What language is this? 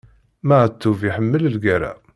Kabyle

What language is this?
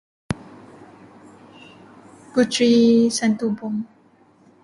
Malay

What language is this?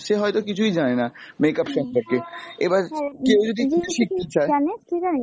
Bangla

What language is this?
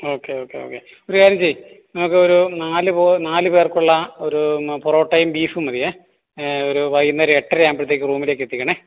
Malayalam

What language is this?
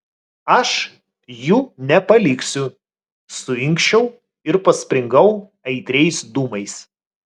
Lithuanian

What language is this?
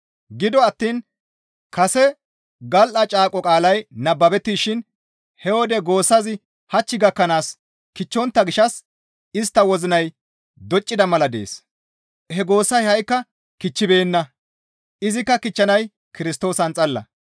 Gamo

